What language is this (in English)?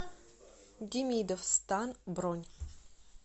Russian